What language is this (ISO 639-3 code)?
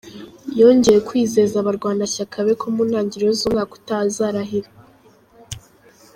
kin